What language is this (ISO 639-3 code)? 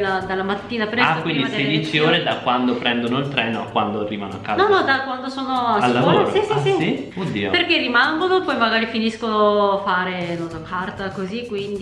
ita